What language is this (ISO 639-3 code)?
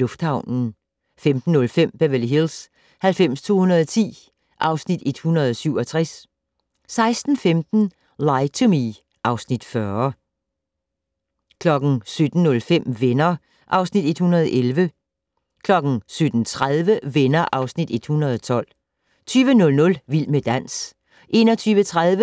dan